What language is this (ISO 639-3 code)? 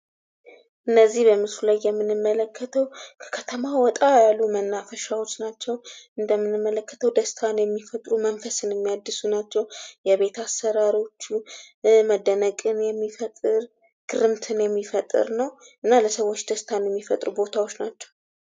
amh